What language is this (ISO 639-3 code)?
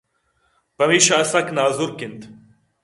bgp